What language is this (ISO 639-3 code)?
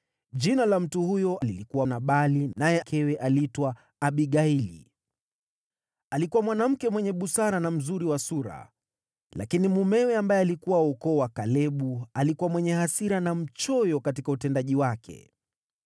swa